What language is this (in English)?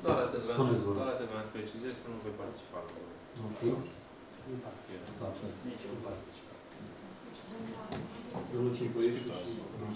Romanian